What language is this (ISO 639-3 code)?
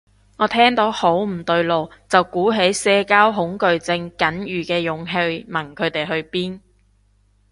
yue